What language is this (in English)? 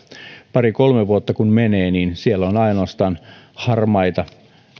Finnish